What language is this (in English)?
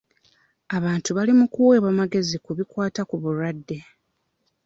Ganda